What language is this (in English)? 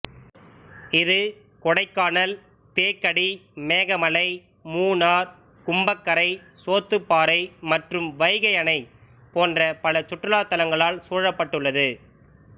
Tamil